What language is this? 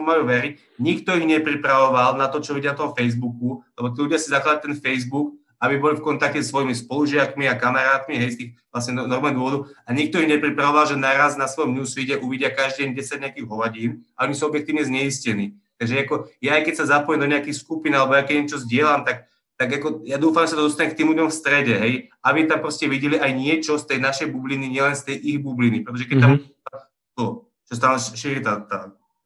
Slovak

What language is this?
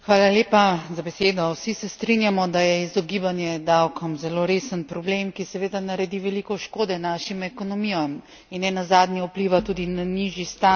Slovenian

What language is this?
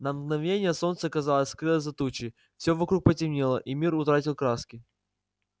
Russian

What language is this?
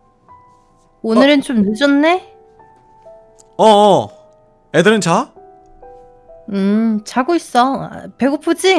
Korean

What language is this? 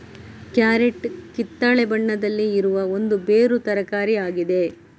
Kannada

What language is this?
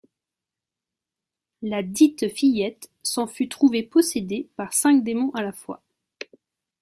French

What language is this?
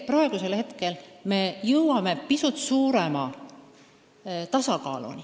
Estonian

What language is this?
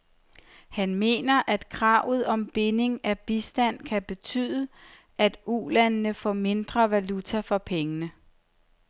Danish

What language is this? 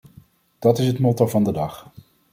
Dutch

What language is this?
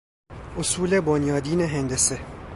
Persian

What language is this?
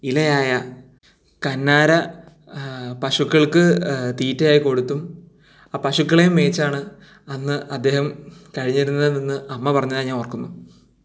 Malayalam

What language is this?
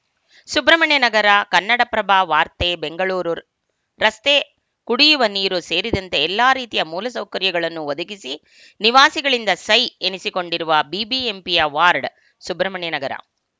Kannada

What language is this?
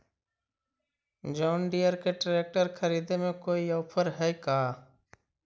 Magahi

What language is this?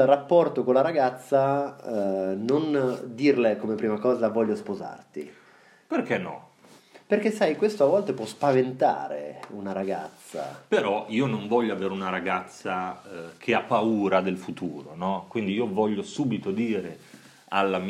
Italian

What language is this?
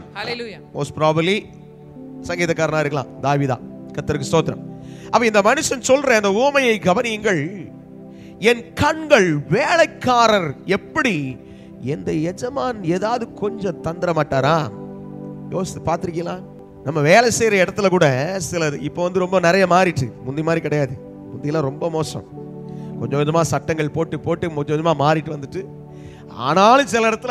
Hindi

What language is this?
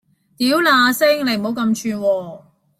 Cantonese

